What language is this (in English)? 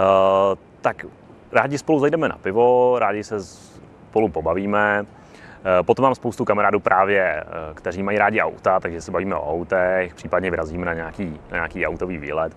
Czech